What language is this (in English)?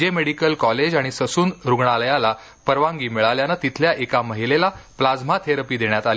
Marathi